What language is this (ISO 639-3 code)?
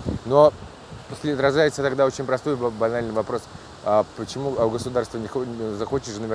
rus